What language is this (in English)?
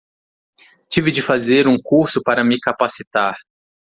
Portuguese